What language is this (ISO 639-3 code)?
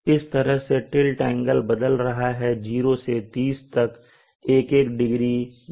hin